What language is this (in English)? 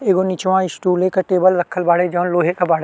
Bhojpuri